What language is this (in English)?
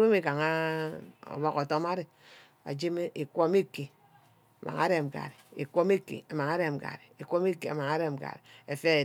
Ubaghara